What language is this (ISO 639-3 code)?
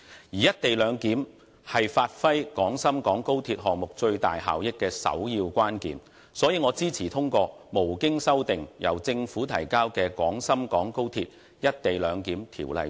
yue